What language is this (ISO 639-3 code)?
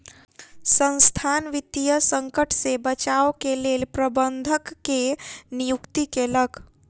mai